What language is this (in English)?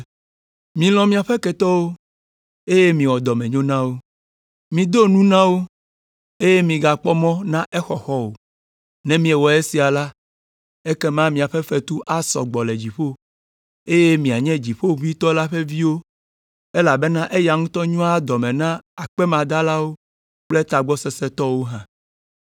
Ewe